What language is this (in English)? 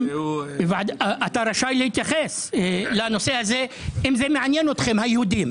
Hebrew